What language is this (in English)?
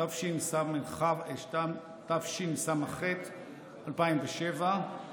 Hebrew